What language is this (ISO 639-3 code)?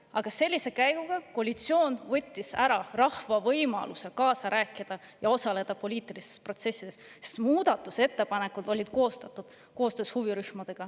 est